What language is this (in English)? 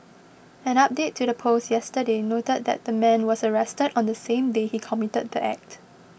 English